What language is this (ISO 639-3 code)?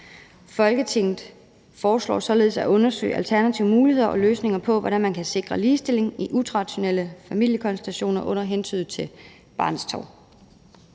dan